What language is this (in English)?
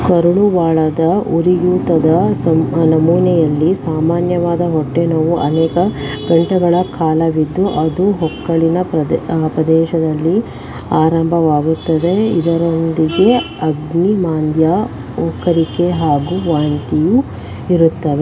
Kannada